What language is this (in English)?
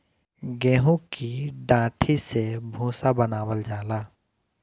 Bhojpuri